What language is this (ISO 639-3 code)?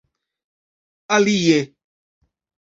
epo